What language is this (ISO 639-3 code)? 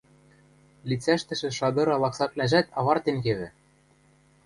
mrj